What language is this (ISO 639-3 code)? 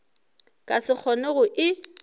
nso